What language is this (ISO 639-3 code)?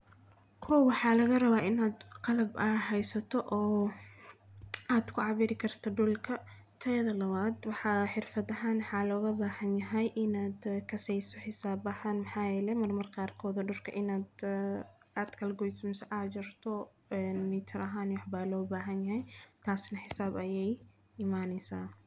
som